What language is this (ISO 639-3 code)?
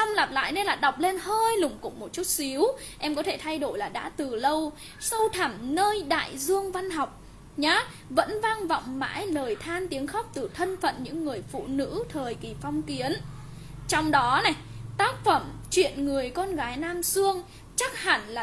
vie